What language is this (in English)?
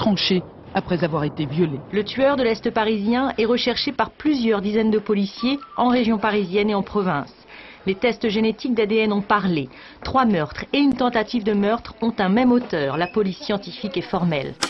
French